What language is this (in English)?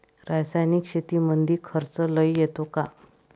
Marathi